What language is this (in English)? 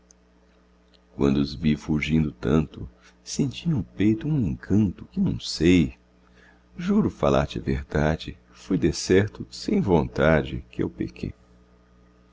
Portuguese